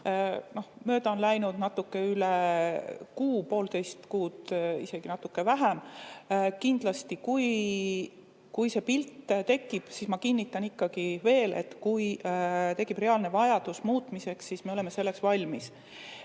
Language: Estonian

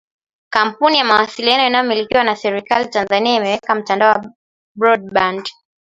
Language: Swahili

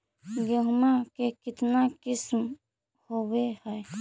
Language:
Magahi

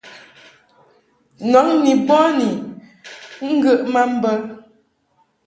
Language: Mungaka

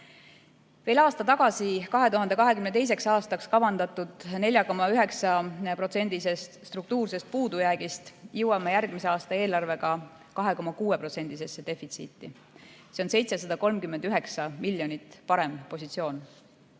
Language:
Estonian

